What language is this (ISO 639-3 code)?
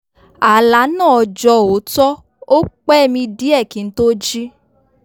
yor